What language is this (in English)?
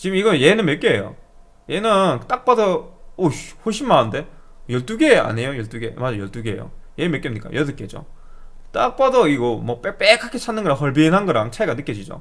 Korean